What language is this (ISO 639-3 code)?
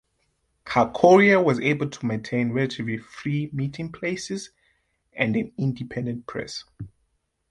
eng